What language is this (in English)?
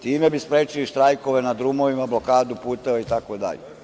Serbian